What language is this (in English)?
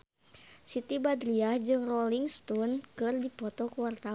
Sundanese